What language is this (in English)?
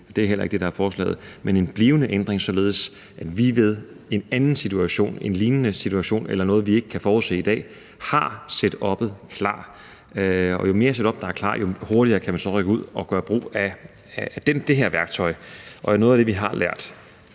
Danish